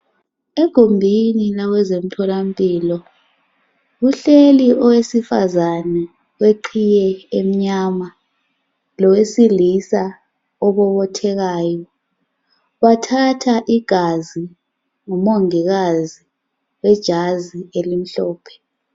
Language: North Ndebele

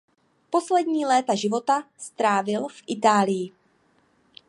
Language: Czech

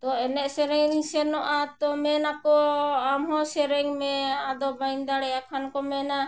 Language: Santali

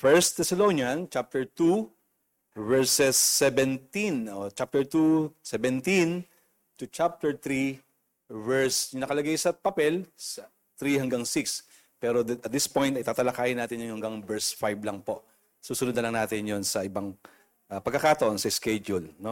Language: Filipino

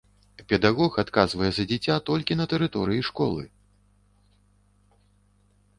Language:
Belarusian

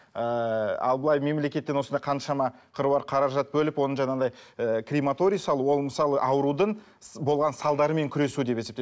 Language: Kazakh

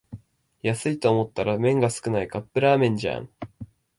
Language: Japanese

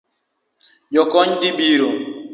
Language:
Luo (Kenya and Tanzania)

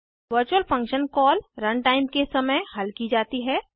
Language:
Hindi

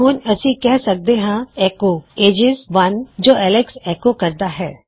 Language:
Punjabi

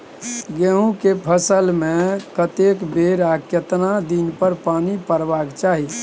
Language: Maithili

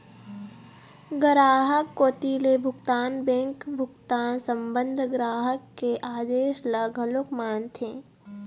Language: Chhattisgarhi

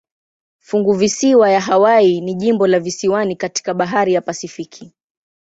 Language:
Swahili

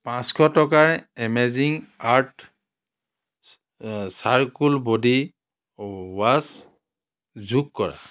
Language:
Assamese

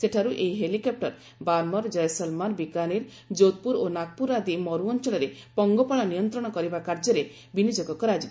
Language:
Odia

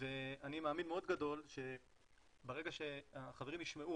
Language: Hebrew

